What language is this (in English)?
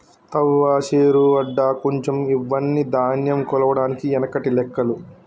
Telugu